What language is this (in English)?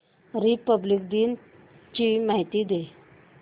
Marathi